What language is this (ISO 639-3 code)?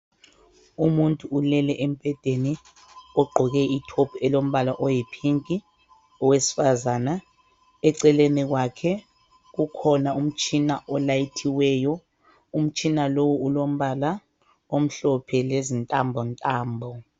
nde